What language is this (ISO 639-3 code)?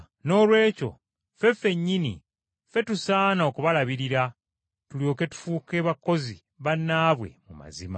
lug